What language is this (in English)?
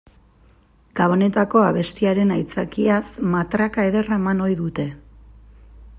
Basque